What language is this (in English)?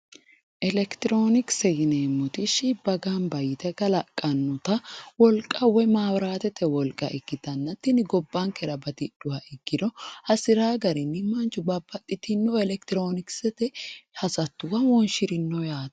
Sidamo